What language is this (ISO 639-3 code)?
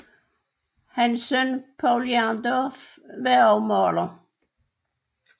dan